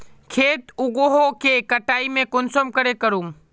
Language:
Magahi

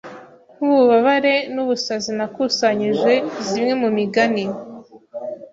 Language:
Kinyarwanda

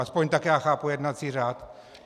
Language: Czech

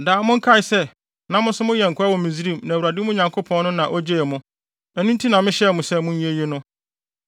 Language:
Akan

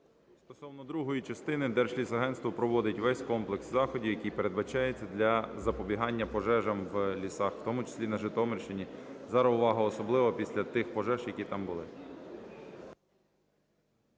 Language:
Ukrainian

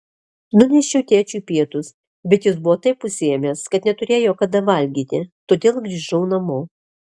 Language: Lithuanian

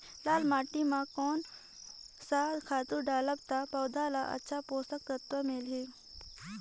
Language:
Chhattisgarhi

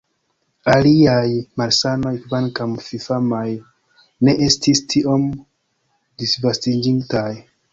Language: Esperanto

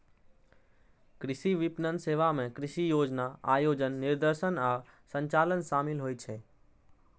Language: Maithili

